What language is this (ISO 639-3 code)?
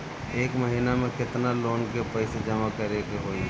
bho